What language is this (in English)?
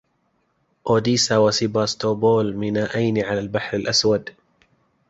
Arabic